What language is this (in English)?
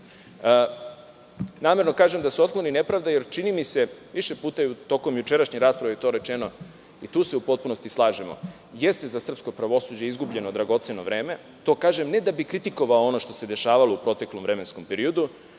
Serbian